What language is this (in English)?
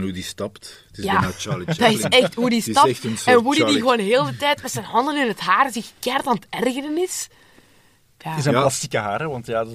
Dutch